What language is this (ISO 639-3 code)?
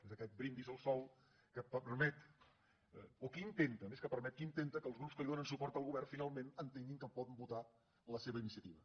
cat